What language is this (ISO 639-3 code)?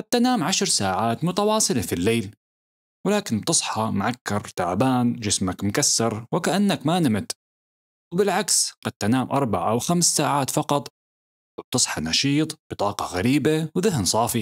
ara